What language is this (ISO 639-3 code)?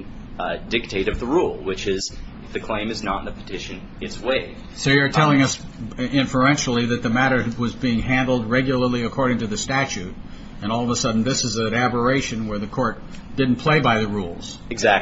eng